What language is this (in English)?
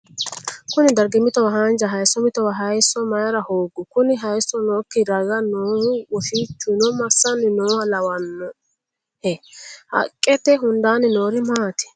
Sidamo